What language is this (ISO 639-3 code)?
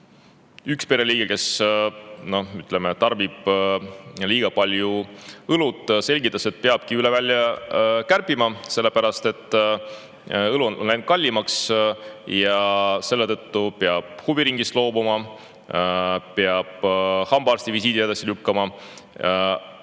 est